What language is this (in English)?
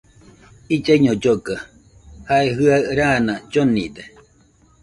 Nüpode Huitoto